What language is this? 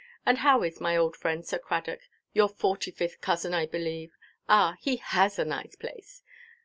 English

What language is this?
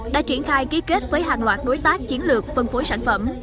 Vietnamese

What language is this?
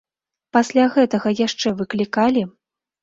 Belarusian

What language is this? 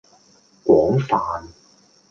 Cantonese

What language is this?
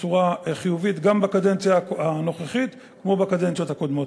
Hebrew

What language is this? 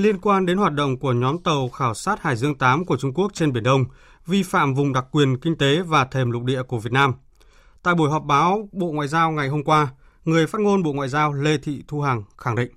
Vietnamese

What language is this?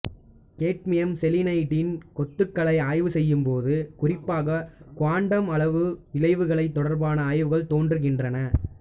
Tamil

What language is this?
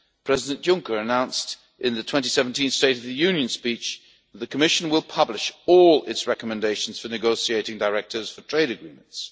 English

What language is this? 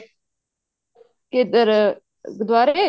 Punjabi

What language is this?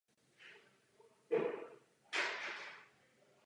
Czech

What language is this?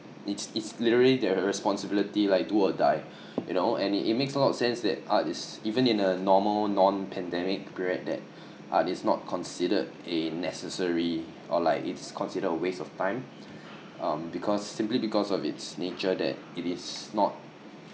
English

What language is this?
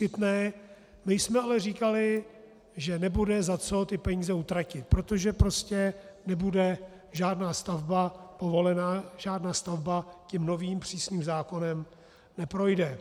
Czech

